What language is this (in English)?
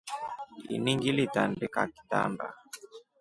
Rombo